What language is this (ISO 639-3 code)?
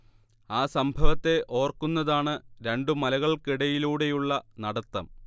mal